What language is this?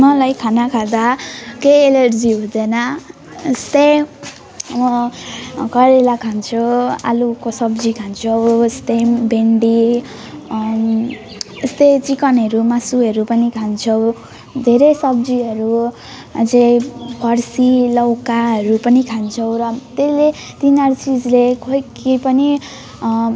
Nepali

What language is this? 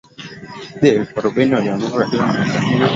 Swahili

